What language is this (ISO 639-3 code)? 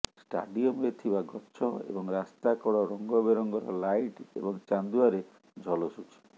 ori